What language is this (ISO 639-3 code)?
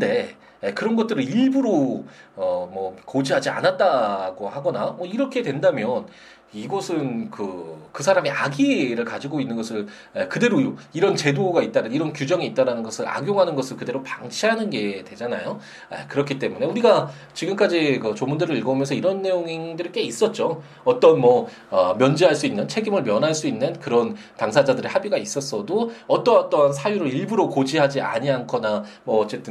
kor